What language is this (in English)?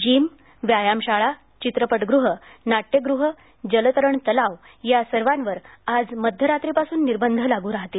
Marathi